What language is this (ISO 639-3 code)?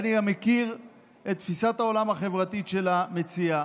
heb